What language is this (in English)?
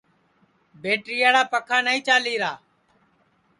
Sansi